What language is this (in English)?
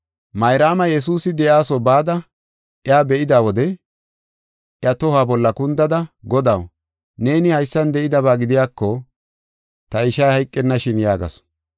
Gofa